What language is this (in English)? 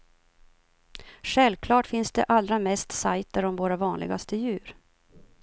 Swedish